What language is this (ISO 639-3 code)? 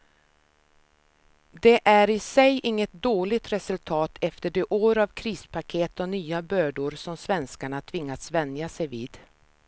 swe